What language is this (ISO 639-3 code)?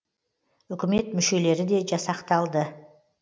kaz